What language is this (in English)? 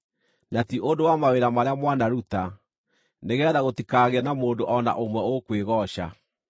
Kikuyu